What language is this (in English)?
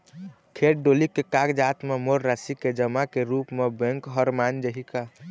Chhattisgarhi